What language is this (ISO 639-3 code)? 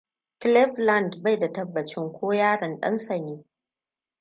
hau